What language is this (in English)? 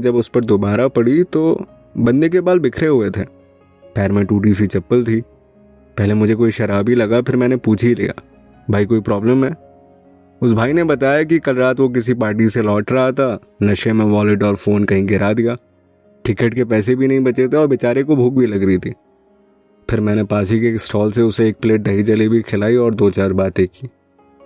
Hindi